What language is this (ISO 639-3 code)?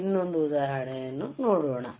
kan